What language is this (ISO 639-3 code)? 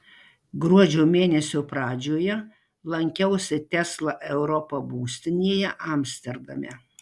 lit